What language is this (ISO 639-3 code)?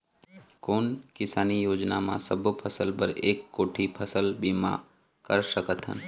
hne